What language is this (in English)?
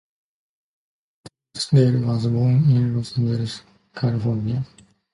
English